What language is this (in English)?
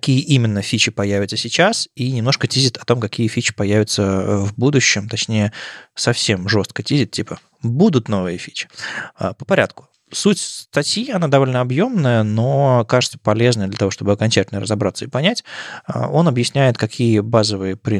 Russian